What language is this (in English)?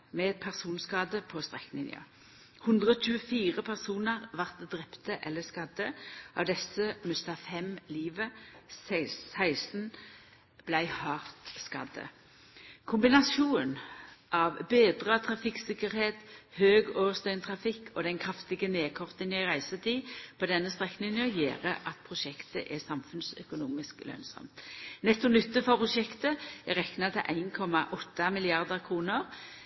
Norwegian Nynorsk